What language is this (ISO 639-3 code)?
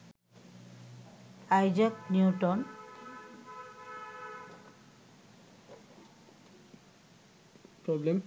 ben